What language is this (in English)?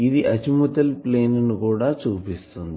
Telugu